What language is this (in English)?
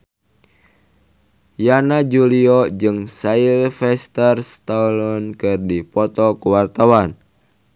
Sundanese